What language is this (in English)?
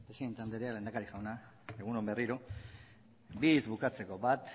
Basque